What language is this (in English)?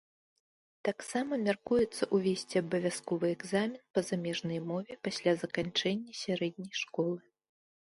Belarusian